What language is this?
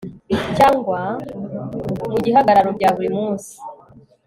Kinyarwanda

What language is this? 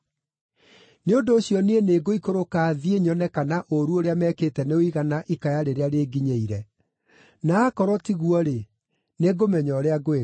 Kikuyu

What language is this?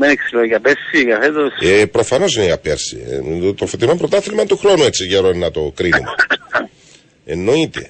Greek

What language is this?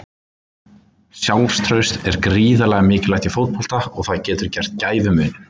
Icelandic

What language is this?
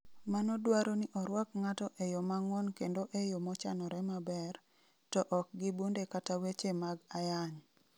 Luo (Kenya and Tanzania)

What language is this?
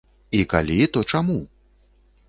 Belarusian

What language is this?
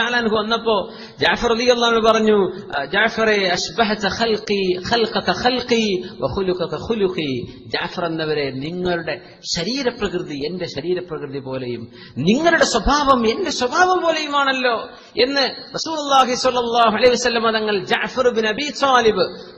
English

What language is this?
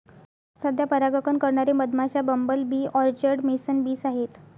Marathi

